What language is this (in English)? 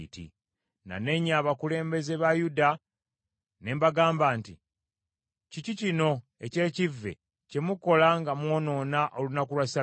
Ganda